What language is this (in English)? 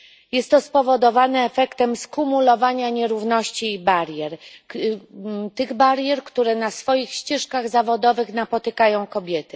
Polish